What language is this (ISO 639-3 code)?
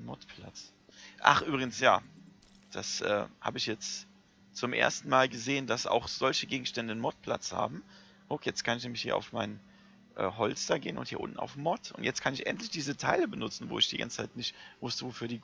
deu